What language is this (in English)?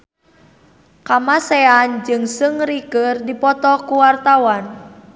Sundanese